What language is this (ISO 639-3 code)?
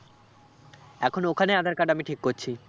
ben